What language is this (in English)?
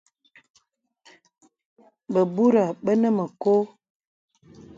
Bebele